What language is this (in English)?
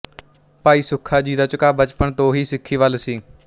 Punjabi